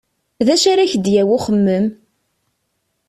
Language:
Kabyle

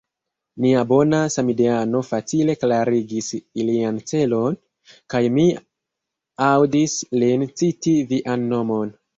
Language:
Esperanto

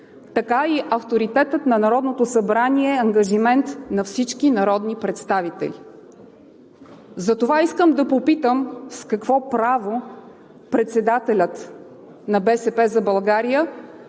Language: Bulgarian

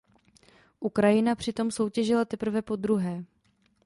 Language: Czech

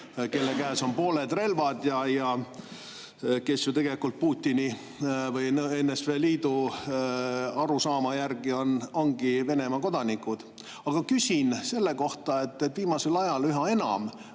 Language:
Estonian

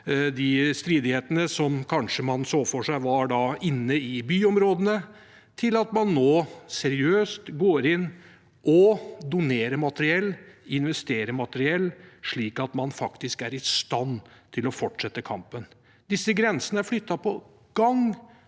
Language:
Norwegian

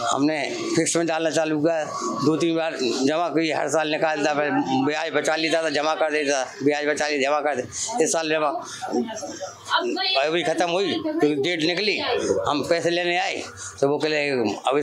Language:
Hindi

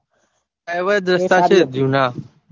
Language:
Gujarati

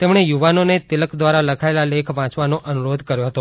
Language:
Gujarati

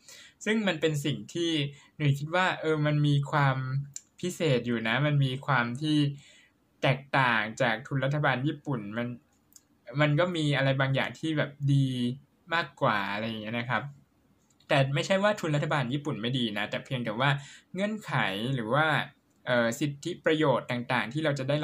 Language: Thai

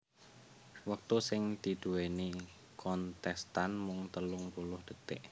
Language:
Javanese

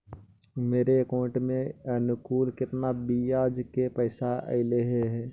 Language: Magahi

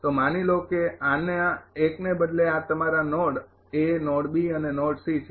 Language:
Gujarati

